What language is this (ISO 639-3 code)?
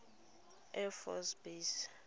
tsn